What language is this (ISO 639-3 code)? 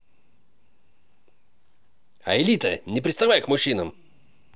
rus